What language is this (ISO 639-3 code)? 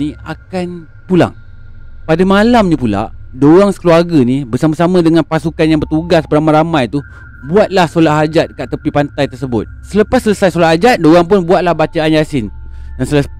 msa